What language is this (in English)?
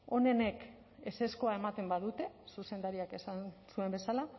Basque